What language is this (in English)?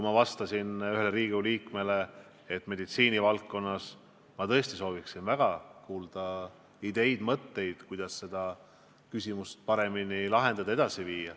Estonian